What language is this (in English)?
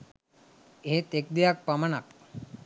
Sinhala